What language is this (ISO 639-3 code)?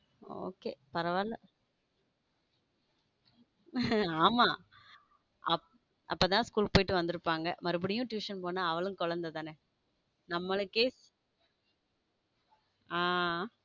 tam